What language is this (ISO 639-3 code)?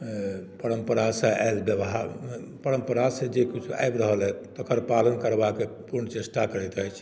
mai